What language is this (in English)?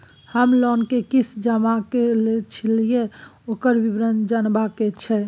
Maithili